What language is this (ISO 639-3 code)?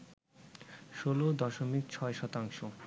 ben